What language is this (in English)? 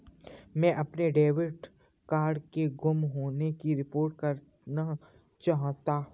Hindi